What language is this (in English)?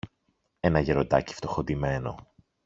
Greek